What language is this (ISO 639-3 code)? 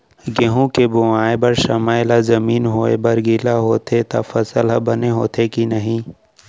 hne